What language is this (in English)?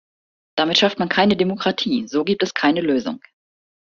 German